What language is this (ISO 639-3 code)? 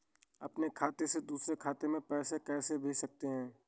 hin